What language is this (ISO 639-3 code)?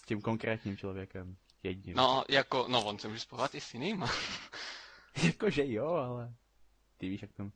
ces